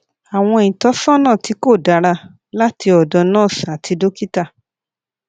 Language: Yoruba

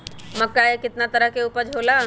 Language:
Magahi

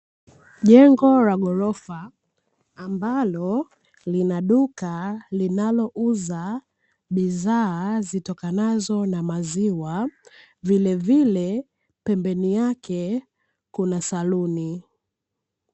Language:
Swahili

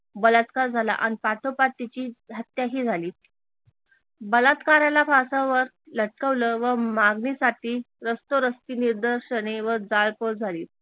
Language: Marathi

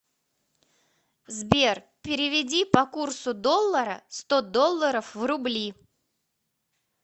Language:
Russian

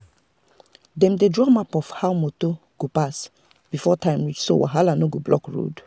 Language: Nigerian Pidgin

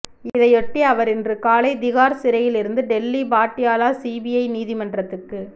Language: Tamil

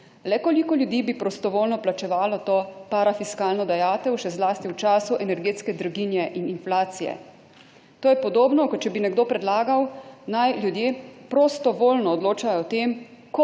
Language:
Slovenian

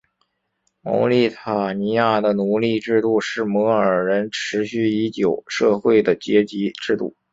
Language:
Chinese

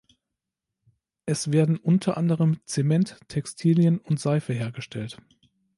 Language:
German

